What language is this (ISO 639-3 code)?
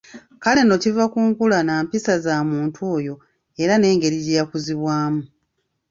lug